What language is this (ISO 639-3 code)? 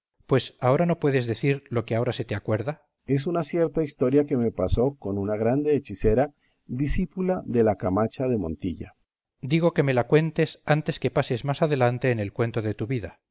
spa